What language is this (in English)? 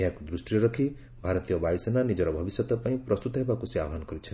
Odia